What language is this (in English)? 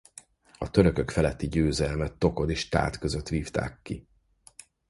Hungarian